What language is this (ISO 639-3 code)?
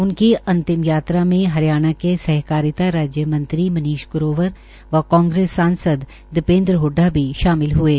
hin